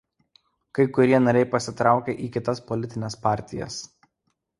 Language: Lithuanian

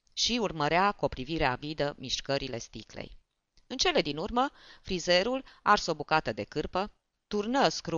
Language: Romanian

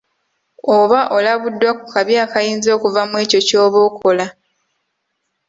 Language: Ganda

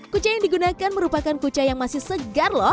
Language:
Indonesian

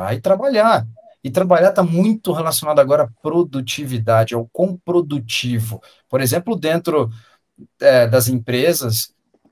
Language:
Portuguese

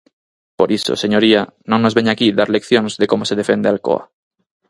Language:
Galician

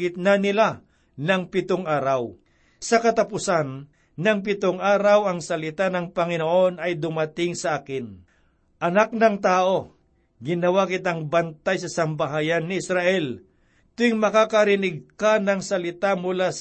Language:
Filipino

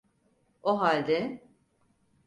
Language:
Turkish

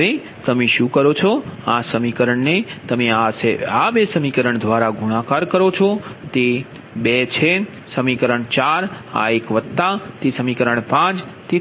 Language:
Gujarati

